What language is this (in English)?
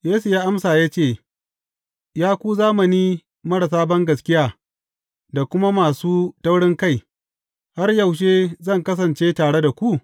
Hausa